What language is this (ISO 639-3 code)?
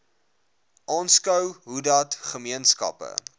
afr